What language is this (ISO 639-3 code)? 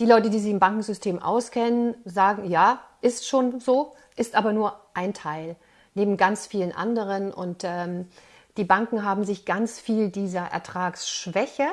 deu